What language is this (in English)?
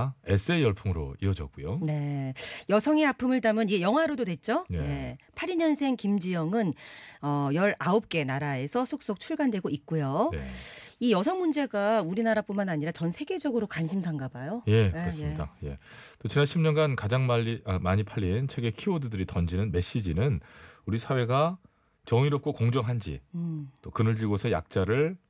Korean